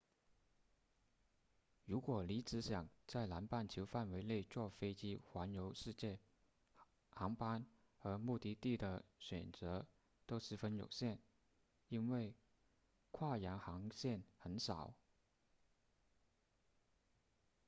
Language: Chinese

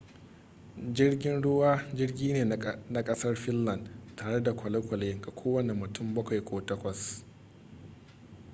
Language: Hausa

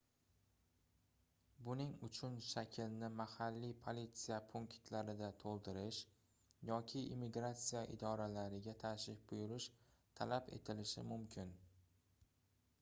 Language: Uzbek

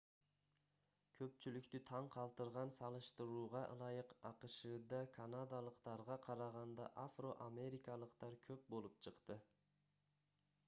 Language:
Kyrgyz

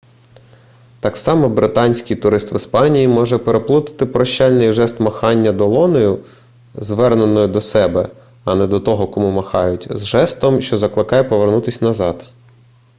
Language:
Ukrainian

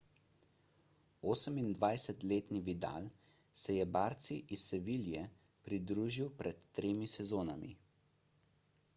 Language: Slovenian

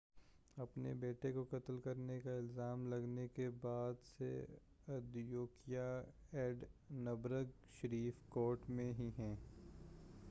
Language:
Urdu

